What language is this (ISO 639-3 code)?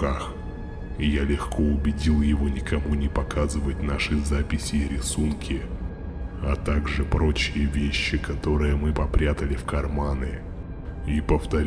rus